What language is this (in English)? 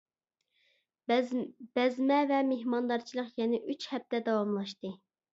Uyghur